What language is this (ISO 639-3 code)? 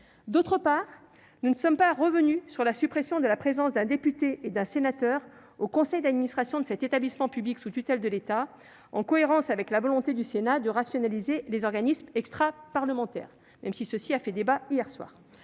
fra